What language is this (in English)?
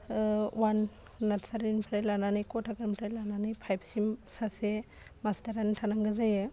Bodo